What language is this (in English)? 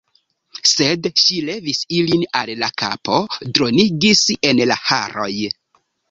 Esperanto